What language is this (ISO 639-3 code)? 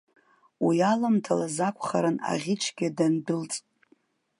abk